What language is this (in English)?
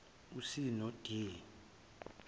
Zulu